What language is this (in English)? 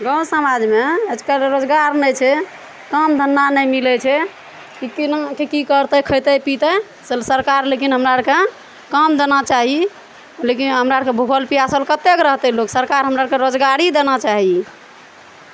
Maithili